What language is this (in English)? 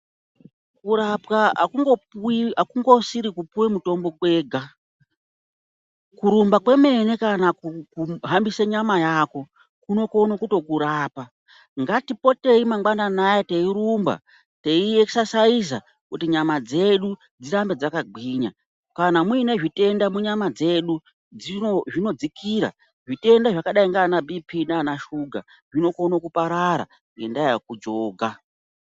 Ndau